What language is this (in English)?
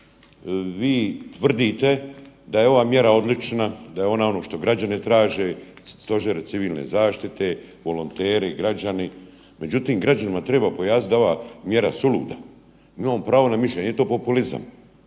Croatian